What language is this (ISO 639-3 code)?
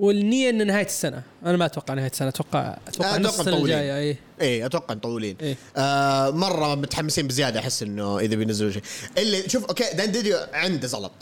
ara